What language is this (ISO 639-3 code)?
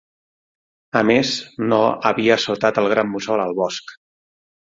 cat